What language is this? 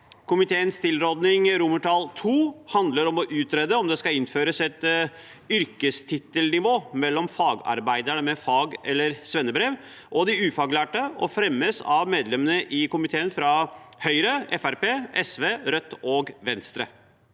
Norwegian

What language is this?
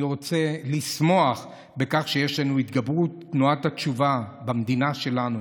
Hebrew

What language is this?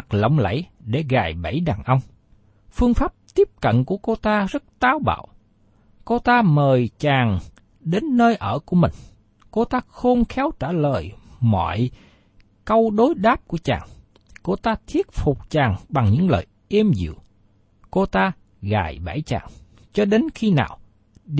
Vietnamese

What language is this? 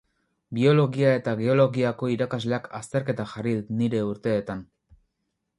Basque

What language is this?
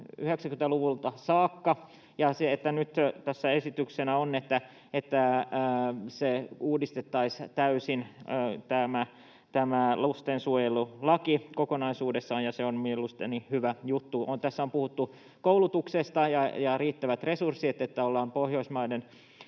Finnish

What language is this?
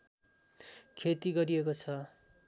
Nepali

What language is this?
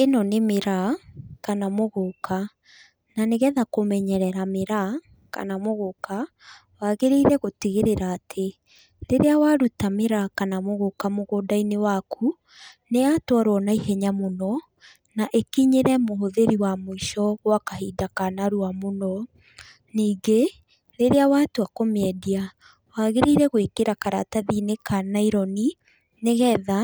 Kikuyu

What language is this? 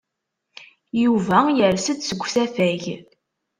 Kabyle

